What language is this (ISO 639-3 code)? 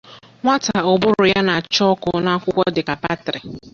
ibo